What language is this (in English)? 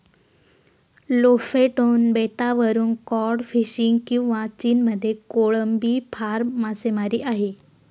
Marathi